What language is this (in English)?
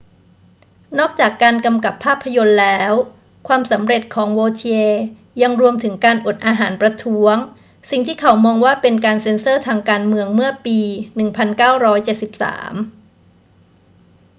Thai